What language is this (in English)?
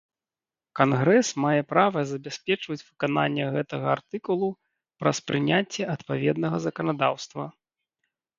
Belarusian